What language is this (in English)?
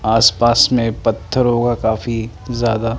Hindi